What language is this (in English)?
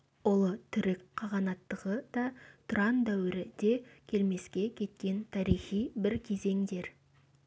Kazakh